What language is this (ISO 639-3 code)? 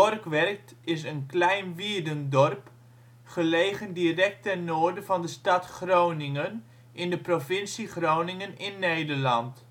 nld